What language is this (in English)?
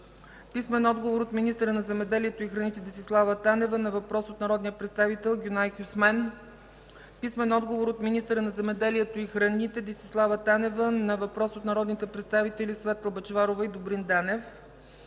Bulgarian